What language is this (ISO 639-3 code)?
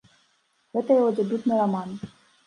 bel